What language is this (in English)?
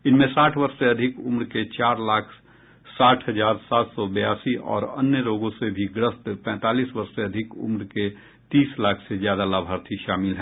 Hindi